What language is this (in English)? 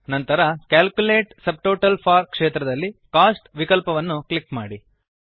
Kannada